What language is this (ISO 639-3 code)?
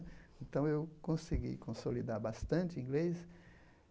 por